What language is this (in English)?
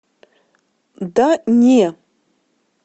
Russian